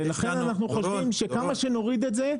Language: Hebrew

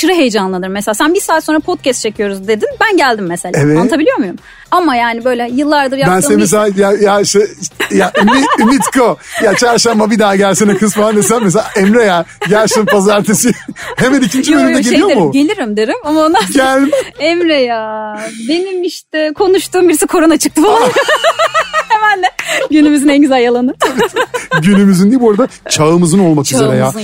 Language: Turkish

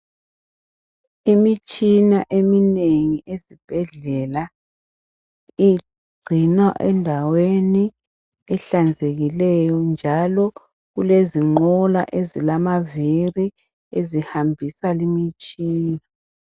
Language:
North Ndebele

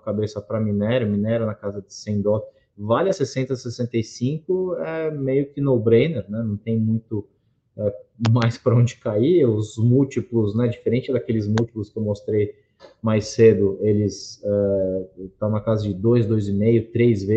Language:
Portuguese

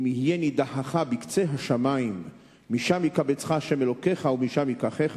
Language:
Hebrew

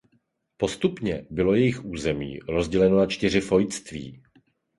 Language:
Czech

